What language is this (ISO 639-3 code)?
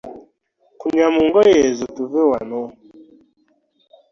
lug